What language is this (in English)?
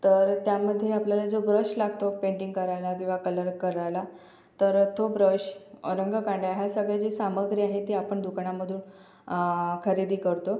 Marathi